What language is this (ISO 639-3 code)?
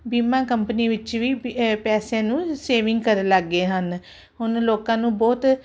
pan